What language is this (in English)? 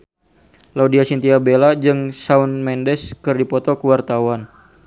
Sundanese